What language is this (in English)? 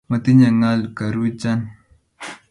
Kalenjin